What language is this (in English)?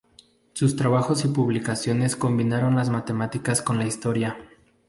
Spanish